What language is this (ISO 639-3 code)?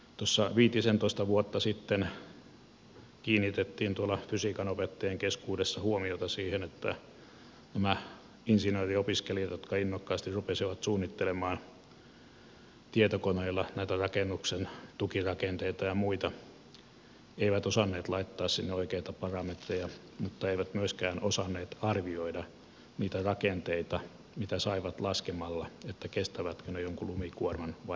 fin